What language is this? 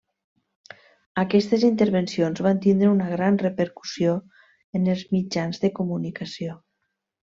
Catalan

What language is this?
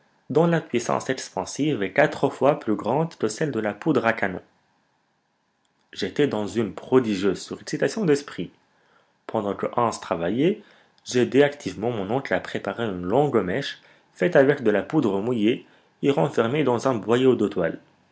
French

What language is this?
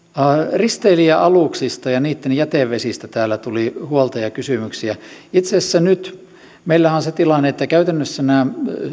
Finnish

